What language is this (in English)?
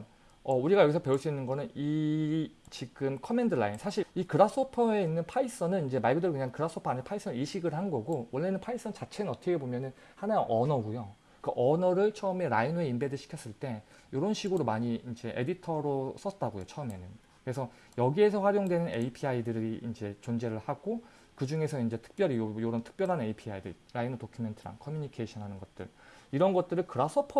Korean